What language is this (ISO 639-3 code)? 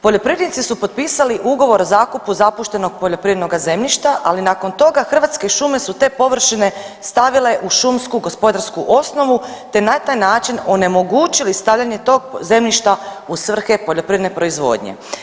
hrv